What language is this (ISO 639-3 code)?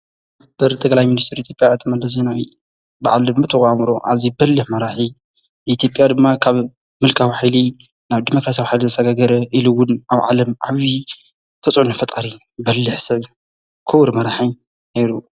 tir